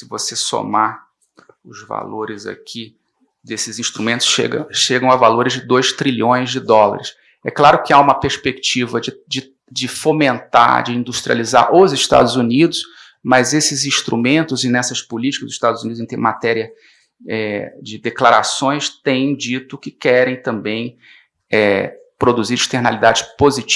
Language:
Portuguese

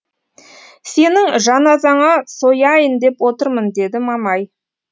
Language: Kazakh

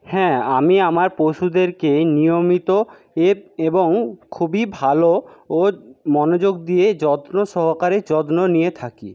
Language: Bangla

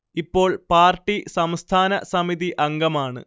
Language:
Malayalam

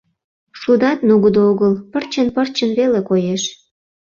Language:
Mari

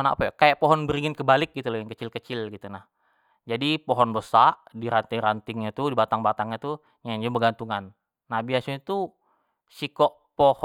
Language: Jambi Malay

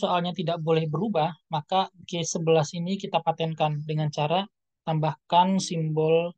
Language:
Indonesian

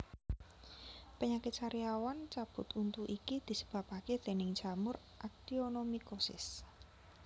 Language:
Javanese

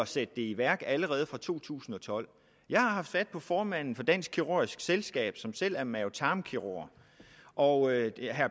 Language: Danish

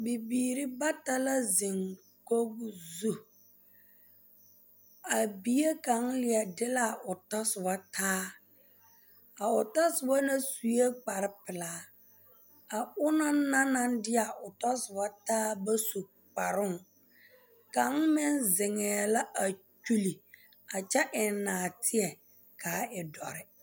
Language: Southern Dagaare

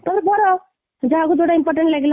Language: Odia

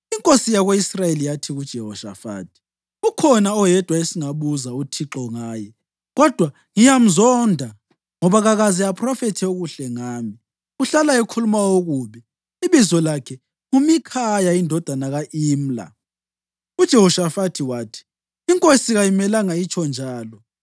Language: North Ndebele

